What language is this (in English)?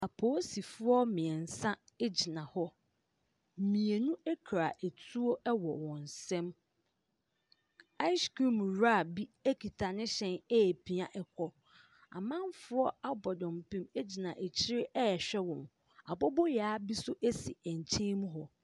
Akan